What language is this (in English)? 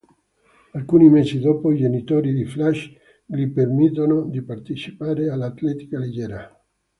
Italian